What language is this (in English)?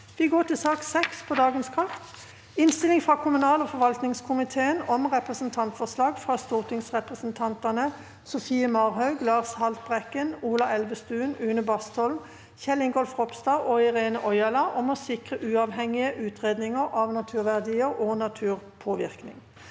Norwegian